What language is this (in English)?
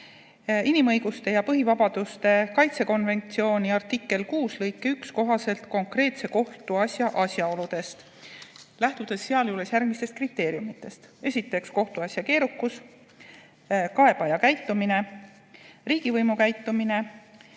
Estonian